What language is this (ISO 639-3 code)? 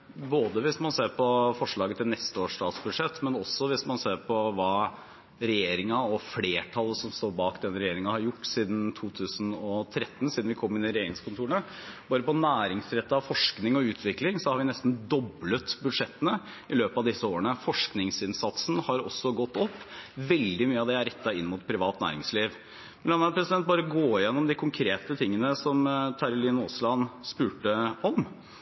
nob